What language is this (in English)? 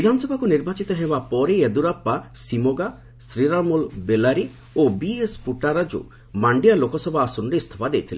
Odia